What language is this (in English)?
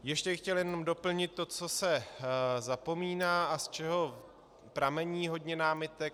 Czech